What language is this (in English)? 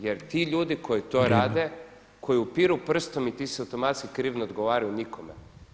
Croatian